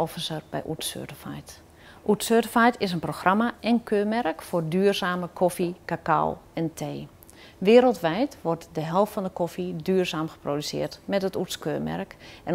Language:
Dutch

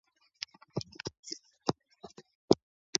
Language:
Swahili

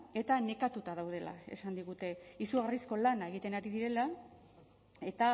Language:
Basque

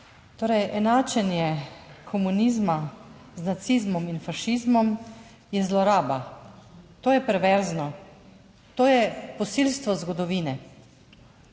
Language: Slovenian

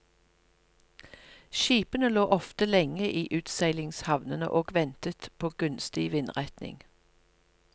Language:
Norwegian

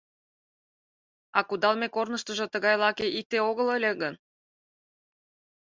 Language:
Mari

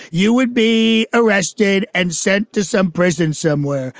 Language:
English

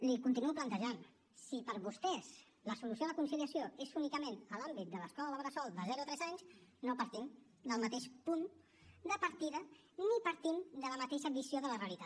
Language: Catalan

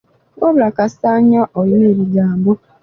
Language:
Ganda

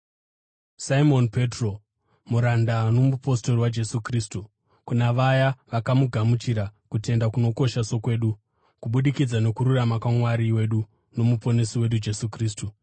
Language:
Shona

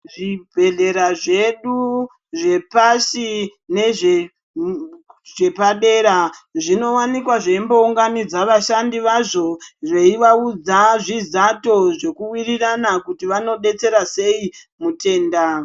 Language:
Ndau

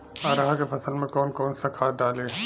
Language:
Bhojpuri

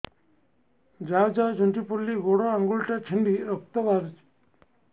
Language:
Odia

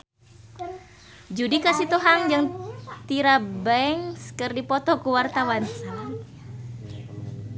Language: Sundanese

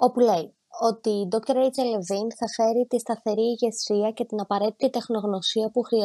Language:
Greek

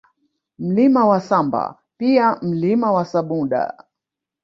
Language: Swahili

